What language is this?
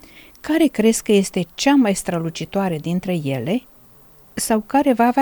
Romanian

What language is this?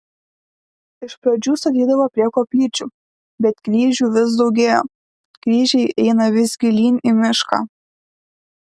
Lithuanian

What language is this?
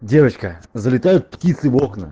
Russian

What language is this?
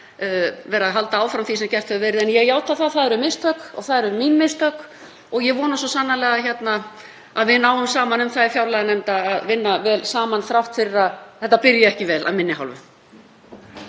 Icelandic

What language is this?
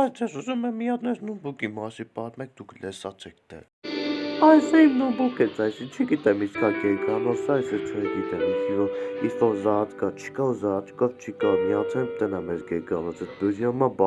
Armenian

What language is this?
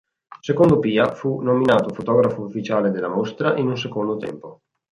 Italian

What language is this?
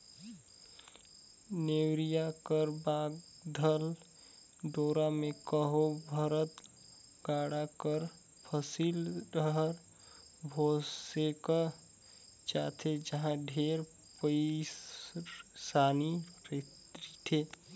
Chhattisgarhi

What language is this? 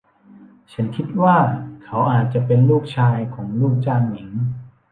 Thai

